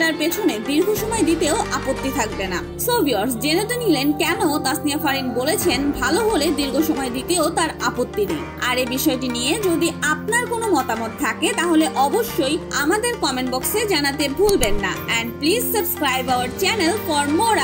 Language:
Hindi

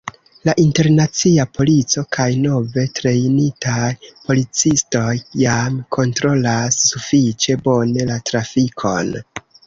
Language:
Esperanto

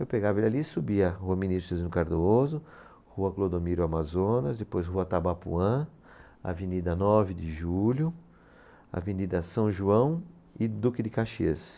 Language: Portuguese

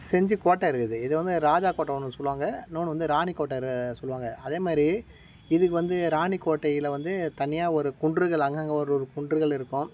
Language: Tamil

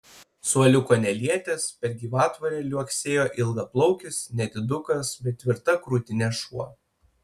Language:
Lithuanian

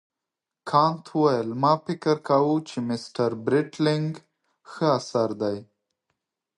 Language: Pashto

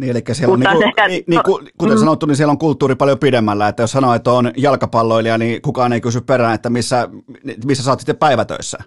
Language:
Finnish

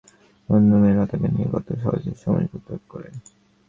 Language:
Bangla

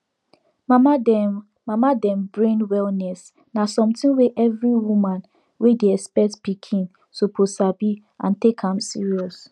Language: Nigerian Pidgin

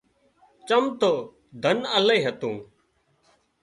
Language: Wadiyara Koli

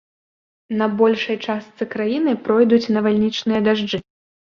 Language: Belarusian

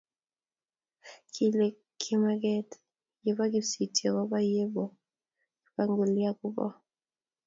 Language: Kalenjin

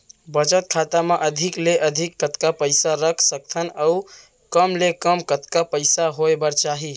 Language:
Chhattisgarhi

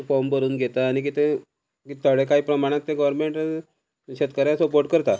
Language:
Konkani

